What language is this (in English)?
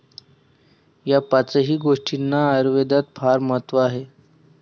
Marathi